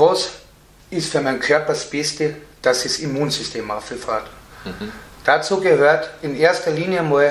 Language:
German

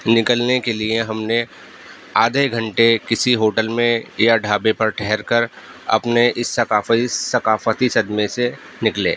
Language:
Urdu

